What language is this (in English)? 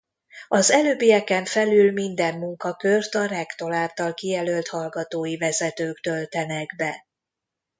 Hungarian